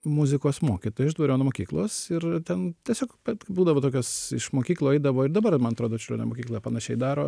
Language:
Lithuanian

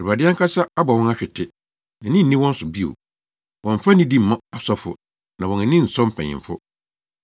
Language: Akan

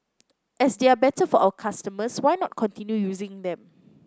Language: English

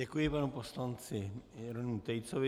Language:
Czech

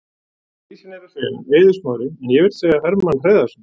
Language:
Icelandic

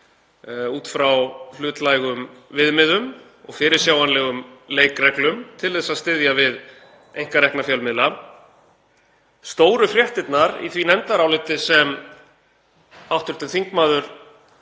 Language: Icelandic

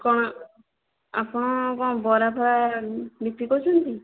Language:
Odia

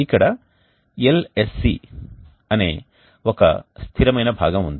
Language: Telugu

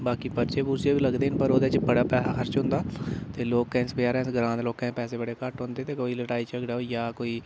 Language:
Dogri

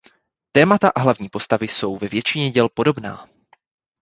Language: Czech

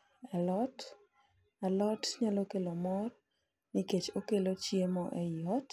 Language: Luo (Kenya and Tanzania)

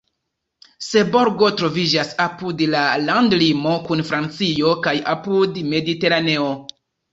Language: Esperanto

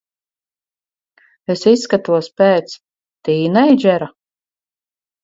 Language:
Latvian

